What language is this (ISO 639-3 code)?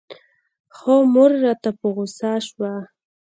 pus